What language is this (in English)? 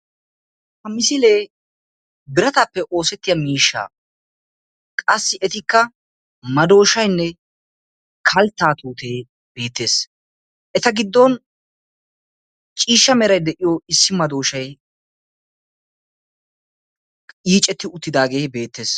Wolaytta